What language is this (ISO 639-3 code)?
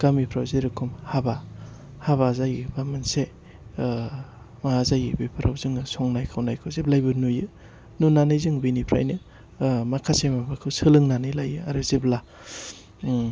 brx